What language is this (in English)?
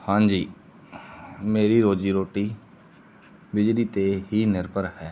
Punjabi